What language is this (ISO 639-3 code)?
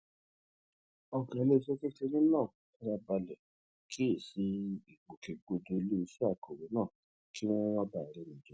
yor